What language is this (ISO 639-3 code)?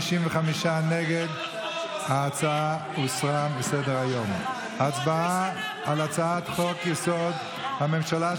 heb